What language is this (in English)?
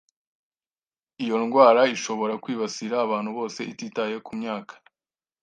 Kinyarwanda